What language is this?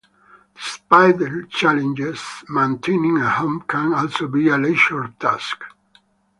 English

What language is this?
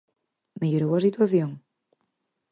Galician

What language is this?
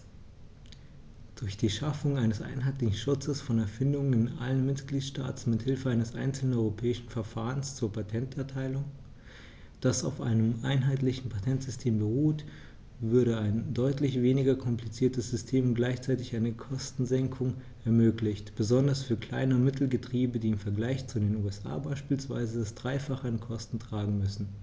German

